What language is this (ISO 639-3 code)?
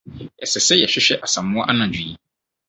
aka